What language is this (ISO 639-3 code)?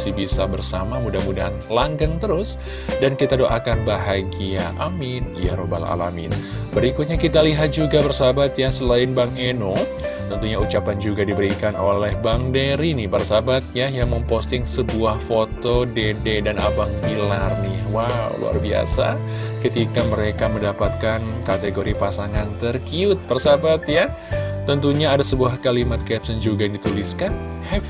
ind